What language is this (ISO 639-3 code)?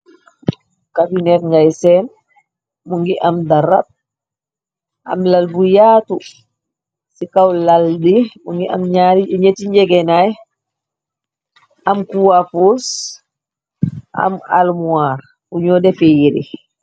wol